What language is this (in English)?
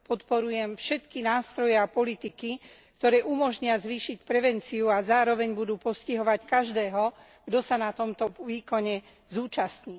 Slovak